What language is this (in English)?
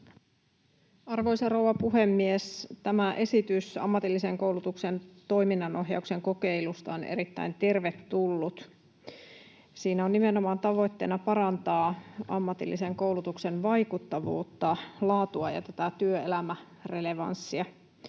Finnish